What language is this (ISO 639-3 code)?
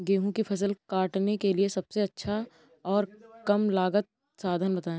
hin